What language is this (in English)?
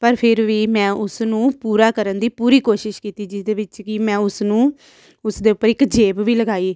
Punjabi